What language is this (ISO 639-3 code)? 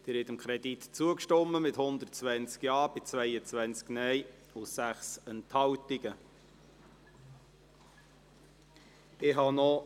gsw